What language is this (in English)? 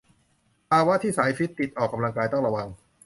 Thai